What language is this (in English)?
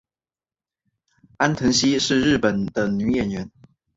Chinese